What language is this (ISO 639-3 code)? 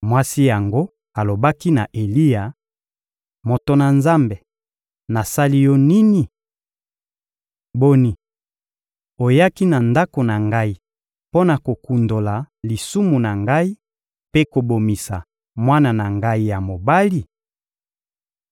lin